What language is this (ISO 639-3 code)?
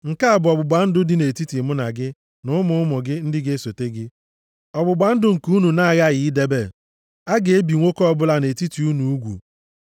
ibo